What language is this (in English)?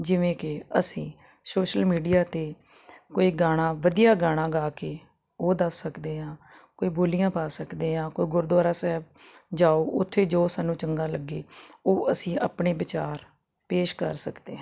Punjabi